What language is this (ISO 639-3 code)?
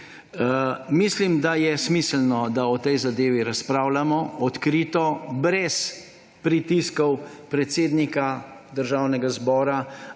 slv